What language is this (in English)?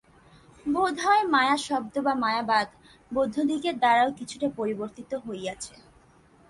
Bangla